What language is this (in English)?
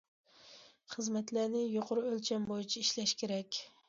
Uyghur